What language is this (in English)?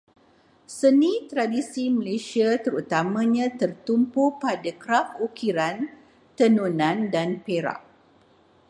Malay